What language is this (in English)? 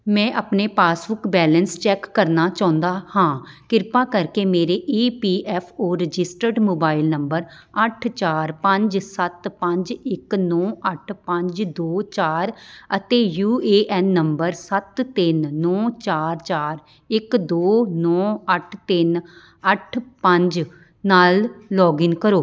Punjabi